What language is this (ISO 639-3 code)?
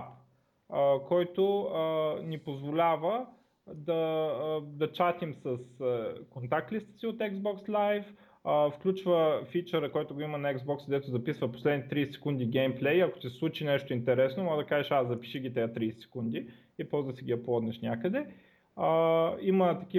bul